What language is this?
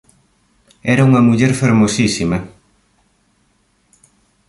Galician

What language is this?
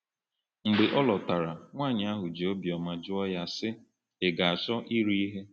Igbo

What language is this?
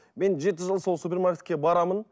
Kazakh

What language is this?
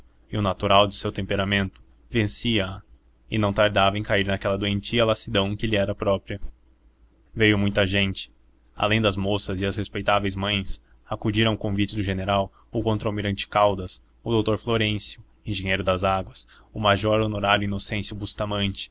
Portuguese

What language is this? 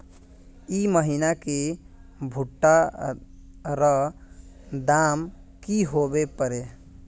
Magahi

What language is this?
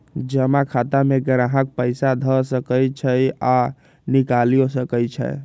Magahi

